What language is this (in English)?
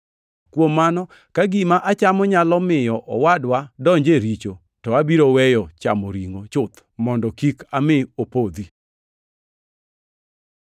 Luo (Kenya and Tanzania)